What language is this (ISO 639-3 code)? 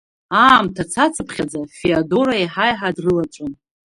abk